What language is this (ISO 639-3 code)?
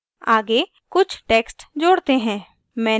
hin